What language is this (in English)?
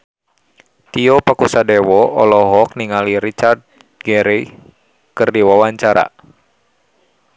Sundanese